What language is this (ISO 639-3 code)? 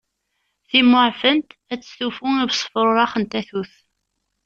kab